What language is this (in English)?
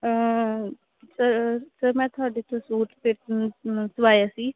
Punjabi